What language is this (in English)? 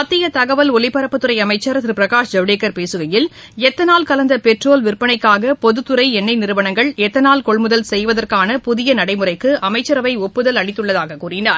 Tamil